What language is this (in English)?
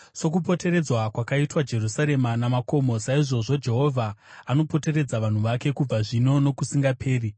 Shona